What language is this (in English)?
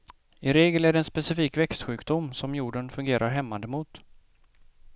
Swedish